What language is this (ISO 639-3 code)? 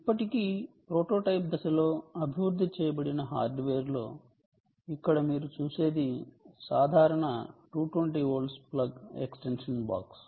tel